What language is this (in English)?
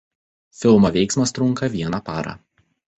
Lithuanian